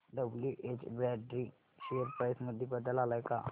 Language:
Marathi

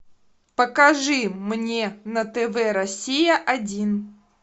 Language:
Russian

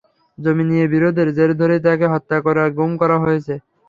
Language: Bangla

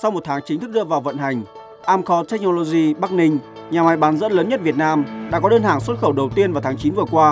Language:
Vietnamese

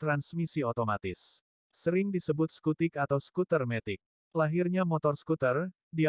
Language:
Indonesian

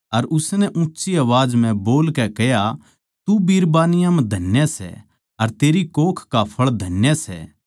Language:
Haryanvi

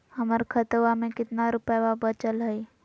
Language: Magahi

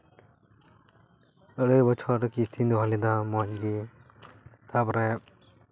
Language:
Santali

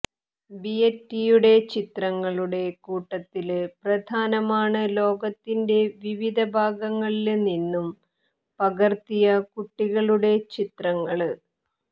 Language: Malayalam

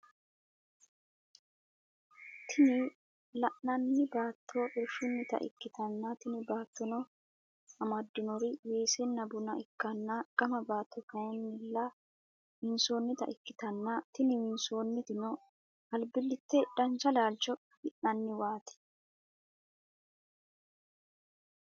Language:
Sidamo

